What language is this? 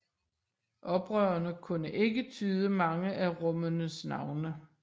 Danish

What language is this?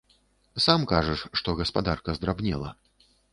Belarusian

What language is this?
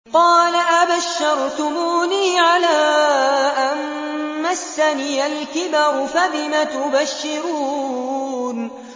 Arabic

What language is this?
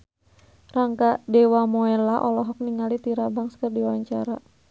Sundanese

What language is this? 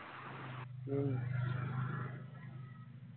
Malayalam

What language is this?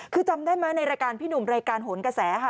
Thai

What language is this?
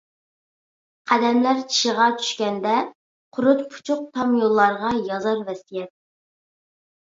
Uyghur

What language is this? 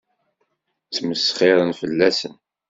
Kabyle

